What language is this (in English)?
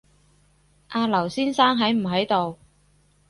Cantonese